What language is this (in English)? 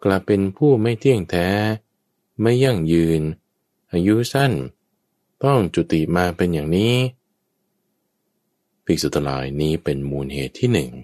Thai